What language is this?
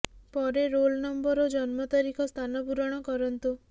Odia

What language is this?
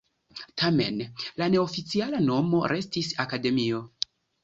Esperanto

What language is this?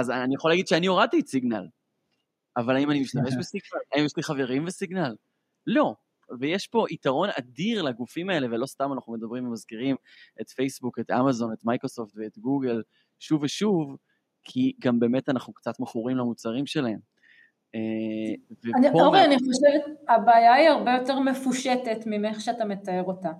Hebrew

